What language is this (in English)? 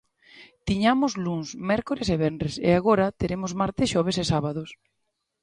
Galician